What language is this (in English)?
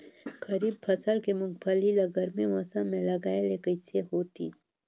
Chhattisgarhi